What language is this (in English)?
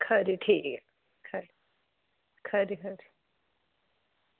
Dogri